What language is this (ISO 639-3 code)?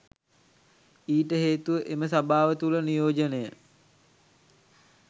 sin